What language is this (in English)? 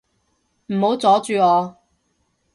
Cantonese